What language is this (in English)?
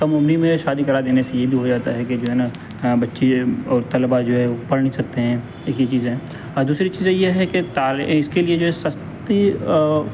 Urdu